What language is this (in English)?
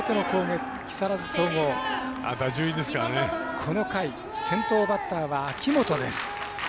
Japanese